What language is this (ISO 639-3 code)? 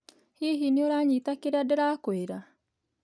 kik